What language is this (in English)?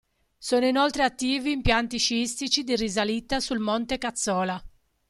Italian